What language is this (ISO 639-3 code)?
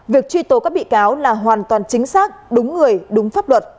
vie